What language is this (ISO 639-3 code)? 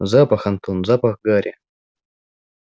rus